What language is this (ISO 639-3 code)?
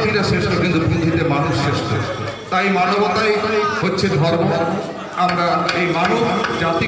ind